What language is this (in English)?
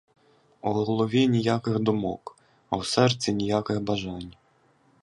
Ukrainian